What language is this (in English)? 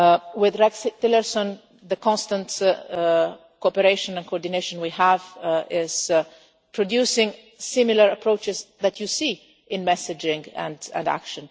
English